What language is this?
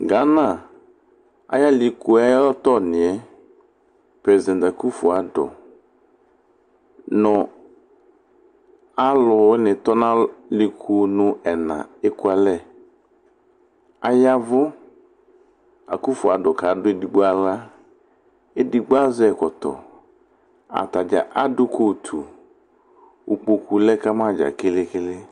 Ikposo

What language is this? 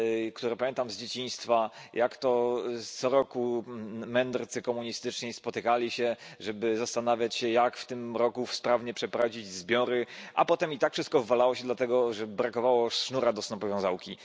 Polish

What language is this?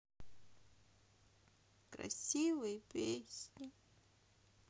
Russian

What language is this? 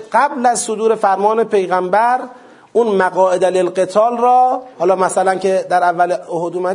Persian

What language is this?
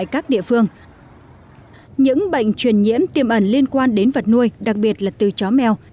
Vietnamese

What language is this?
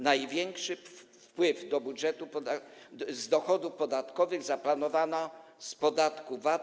Polish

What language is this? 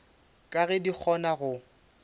Northern Sotho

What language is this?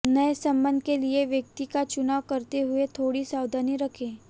Hindi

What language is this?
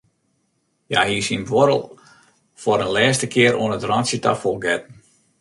Western Frisian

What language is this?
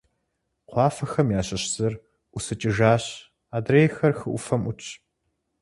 Kabardian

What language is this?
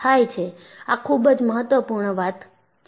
Gujarati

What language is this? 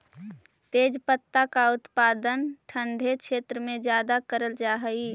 Magahi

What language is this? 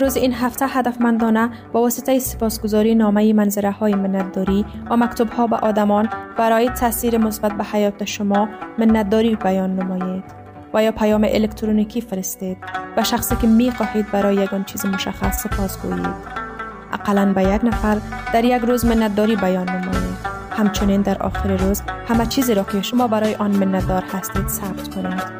Persian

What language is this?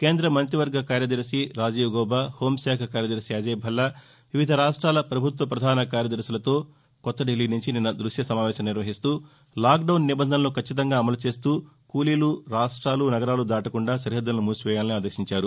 Telugu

